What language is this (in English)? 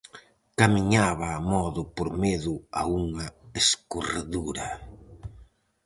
Galician